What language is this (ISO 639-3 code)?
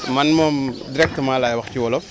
wol